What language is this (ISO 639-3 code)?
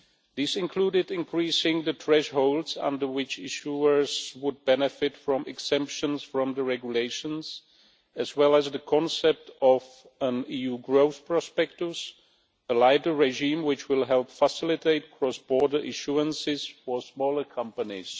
eng